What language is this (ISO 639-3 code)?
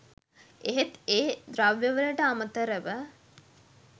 sin